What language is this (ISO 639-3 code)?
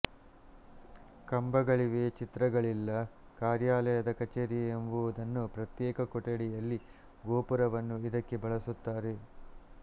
kan